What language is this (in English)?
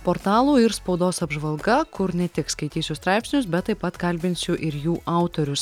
Lithuanian